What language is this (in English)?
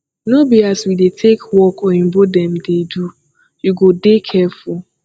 Nigerian Pidgin